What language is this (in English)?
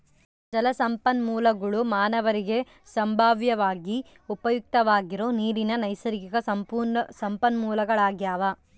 Kannada